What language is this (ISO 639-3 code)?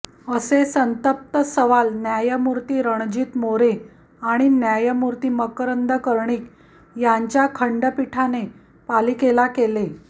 mar